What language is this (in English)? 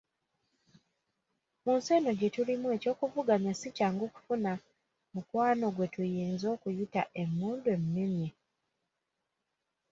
Ganda